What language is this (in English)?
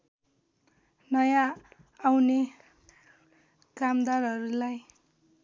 Nepali